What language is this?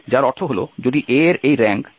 Bangla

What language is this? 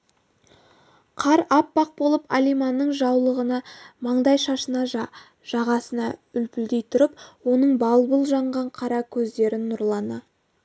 Kazakh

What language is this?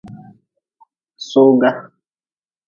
Nawdm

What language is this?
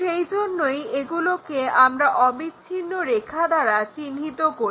Bangla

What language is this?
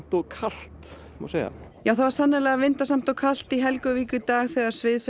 Icelandic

